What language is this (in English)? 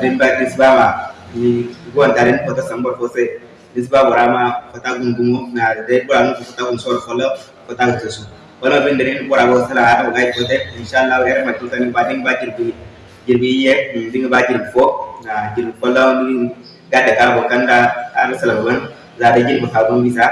Indonesian